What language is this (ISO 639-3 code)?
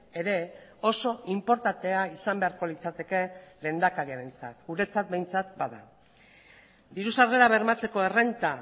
eus